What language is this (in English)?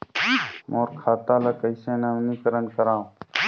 Chhattisgarhi